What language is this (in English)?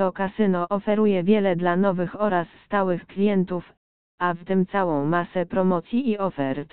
Polish